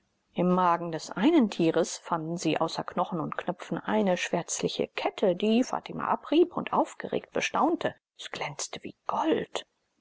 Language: German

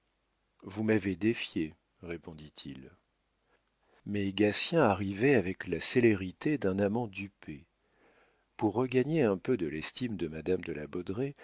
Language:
French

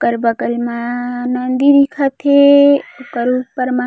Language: Chhattisgarhi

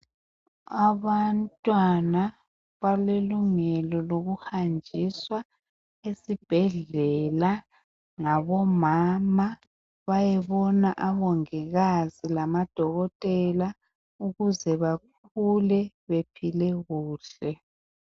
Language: North Ndebele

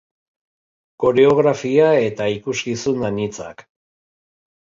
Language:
Basque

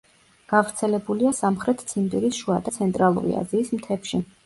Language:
Georgian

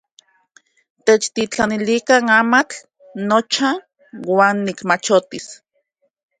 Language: Central Puebla Nahuatl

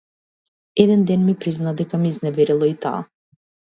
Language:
Macedonian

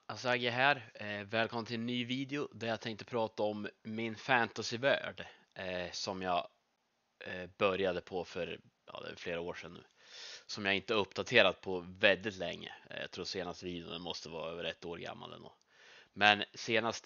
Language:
Swedish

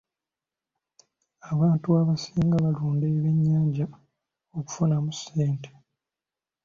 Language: Ganda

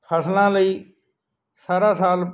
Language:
Punjabi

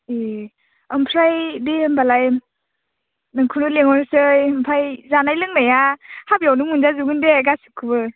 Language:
Bodo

